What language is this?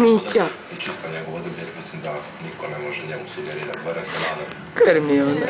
Ukrainian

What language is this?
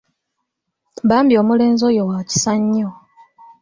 Ganda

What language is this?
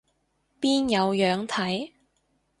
Cantonese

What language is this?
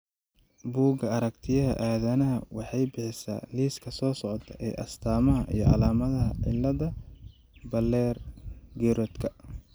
Somali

